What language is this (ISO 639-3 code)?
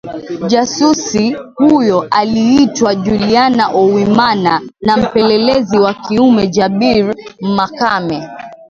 swa